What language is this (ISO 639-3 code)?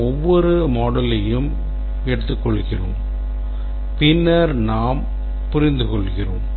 tam